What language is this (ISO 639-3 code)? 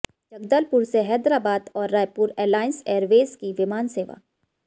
hin